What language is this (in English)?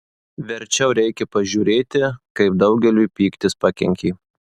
Lithuanian